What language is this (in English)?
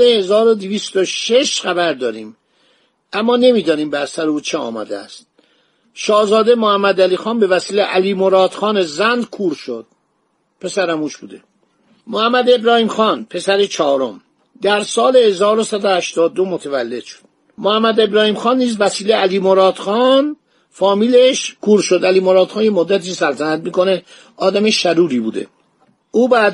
Persian